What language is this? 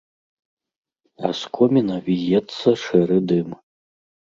Belarusian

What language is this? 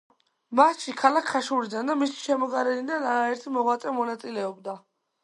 Georgian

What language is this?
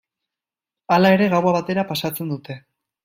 Basque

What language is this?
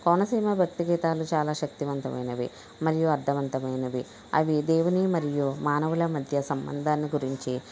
Telugu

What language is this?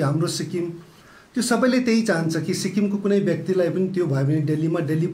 Hindi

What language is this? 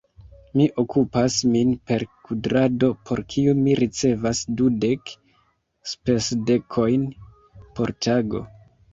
Esperanto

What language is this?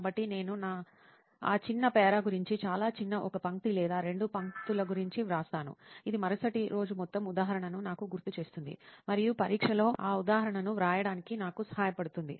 Telugu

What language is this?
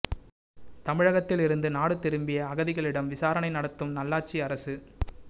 Tamil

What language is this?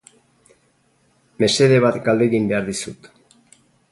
Basque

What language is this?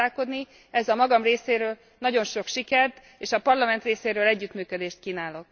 Hungarian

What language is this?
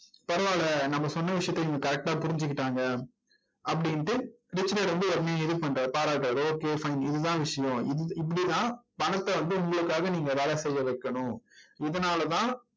Tamil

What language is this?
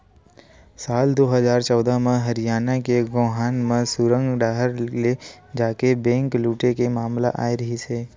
Chhattisgarhi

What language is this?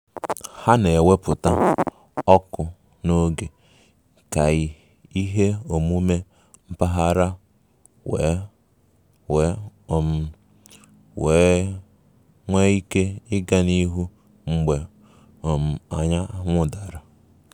Igbo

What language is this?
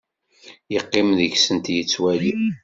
Kabyle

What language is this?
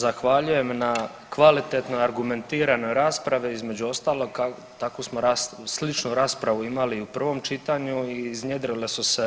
Croatian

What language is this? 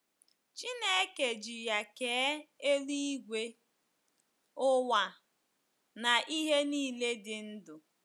Igbo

